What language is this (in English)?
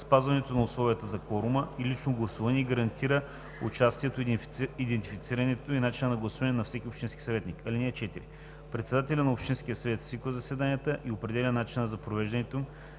Bulgarian